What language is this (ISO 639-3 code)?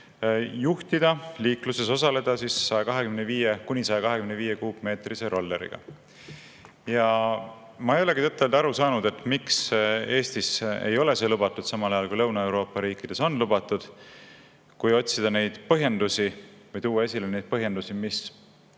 est